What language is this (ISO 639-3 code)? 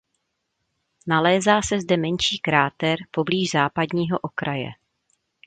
ces